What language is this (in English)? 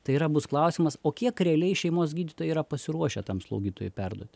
Lithuanian